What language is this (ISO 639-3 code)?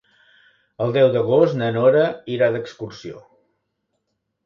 cat